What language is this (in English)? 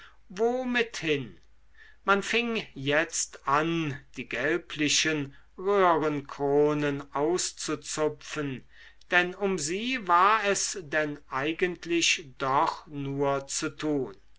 German